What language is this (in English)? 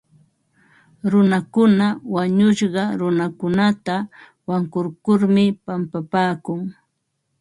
Ambo-Pasco Quechua